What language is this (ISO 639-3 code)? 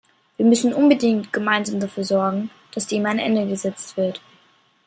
deu